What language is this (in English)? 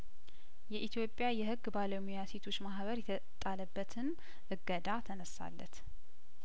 Amharic